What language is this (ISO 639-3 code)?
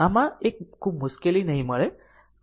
guj